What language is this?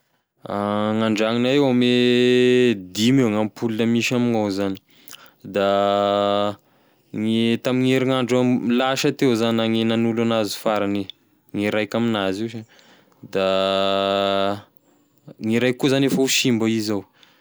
Tesaka Malagasy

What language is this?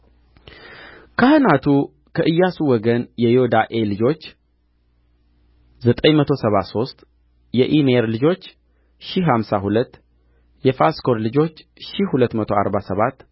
Amharic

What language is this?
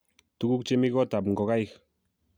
Kalenjin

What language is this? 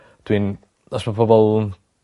Welsh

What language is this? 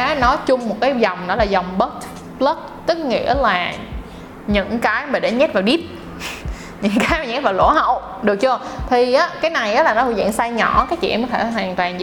Vietnamese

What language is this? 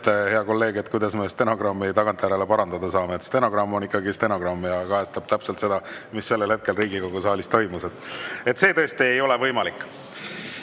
Estonian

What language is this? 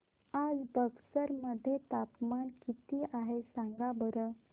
Marathi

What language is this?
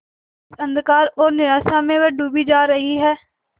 Hindi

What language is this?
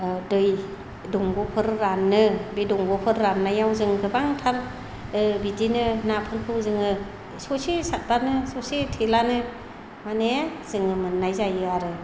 Bodo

